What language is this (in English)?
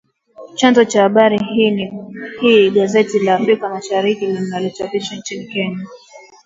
Swahili